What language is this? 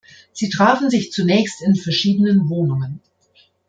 German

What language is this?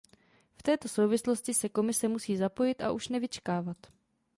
Czech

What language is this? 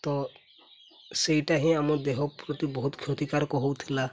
Odia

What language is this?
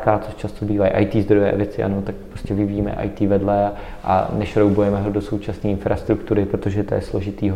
Czech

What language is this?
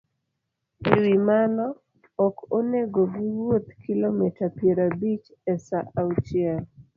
Luo (Kenya and Tanzania)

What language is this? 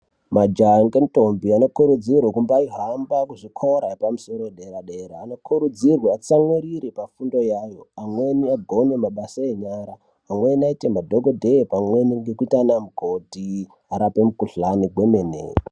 Ndau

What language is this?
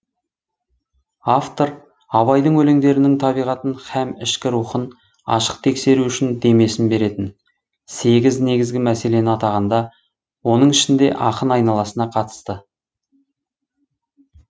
Kazakh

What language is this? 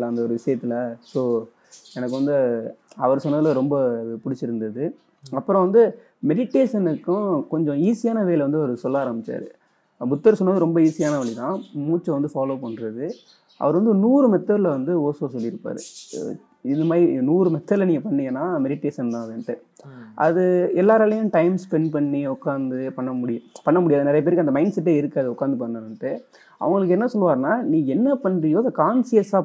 Tamil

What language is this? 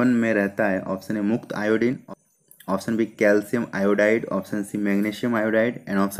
Hindi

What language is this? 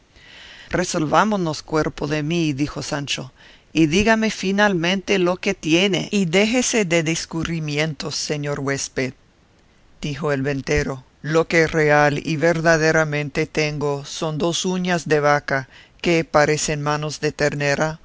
Spanish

